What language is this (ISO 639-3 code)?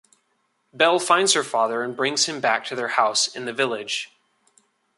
eng